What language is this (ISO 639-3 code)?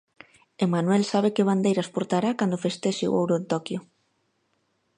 glg